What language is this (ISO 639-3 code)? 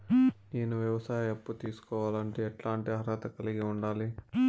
tel